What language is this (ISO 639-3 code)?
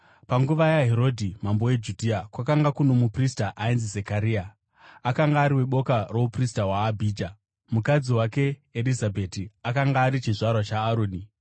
sna